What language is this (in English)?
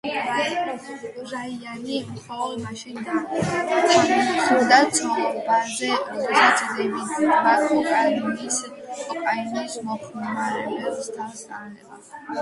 Georgian